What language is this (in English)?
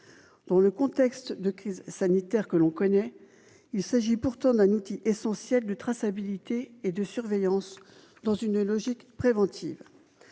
French